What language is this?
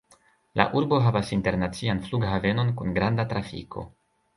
Esperanto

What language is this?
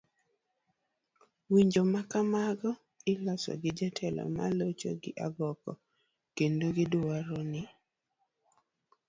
Luo (Kenya and Tanzania)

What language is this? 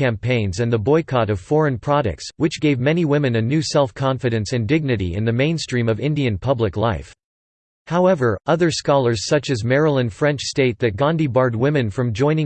English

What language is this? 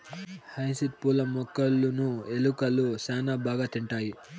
Telugu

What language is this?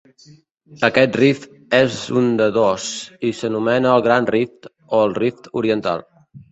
Catalan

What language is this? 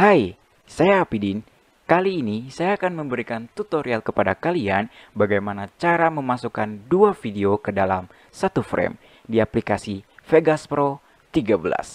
Indonesian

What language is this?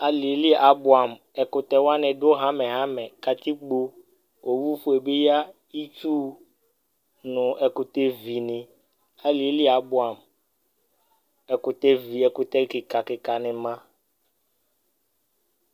Ikposo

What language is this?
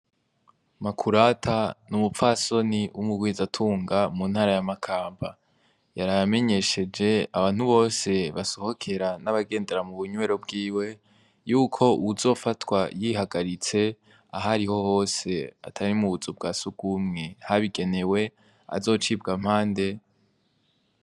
Rundi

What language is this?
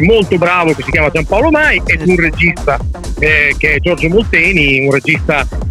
Italian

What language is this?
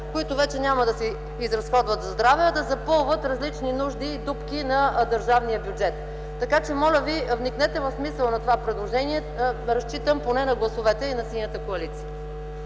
Bulgarian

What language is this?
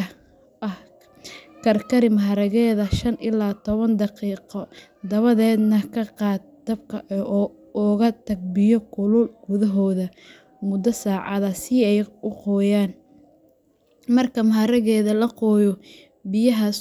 Somali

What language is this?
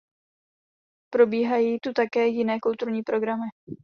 Czech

